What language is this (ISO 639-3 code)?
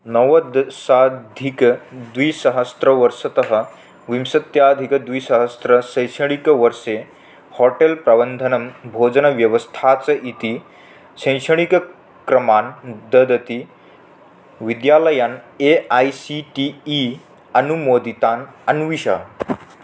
san